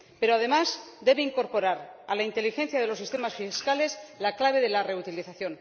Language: Spanish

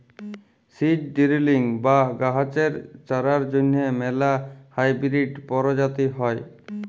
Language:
Bangla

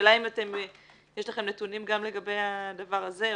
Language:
Hebrew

